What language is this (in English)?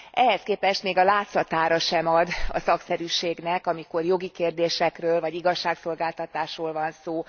Hungarian